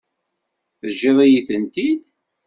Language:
Kabyle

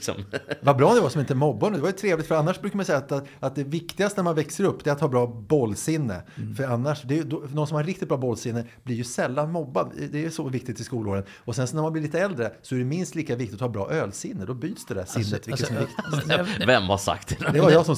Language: Swedish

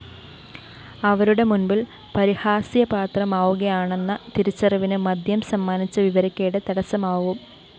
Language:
Malayalam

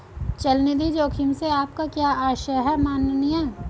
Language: Hindi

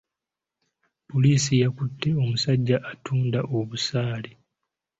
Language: Ganda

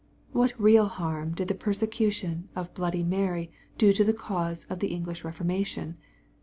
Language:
English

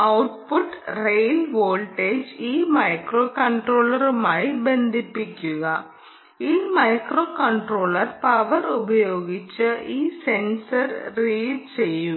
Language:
Malayalam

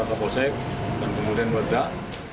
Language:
Indonesian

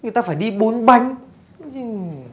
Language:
Vietnamese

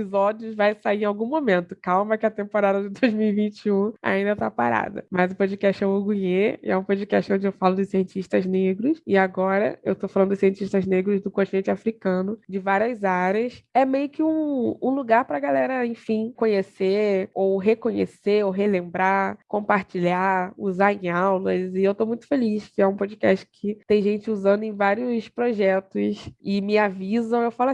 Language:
Portuguese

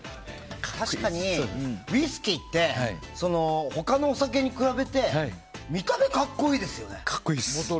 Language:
Japanese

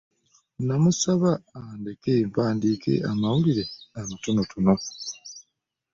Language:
Ganda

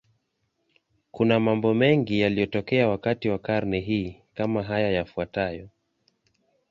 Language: Swahili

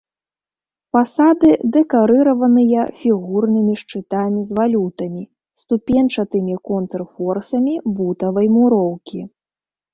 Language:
Belarusian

